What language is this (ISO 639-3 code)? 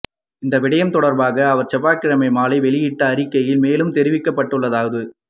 tam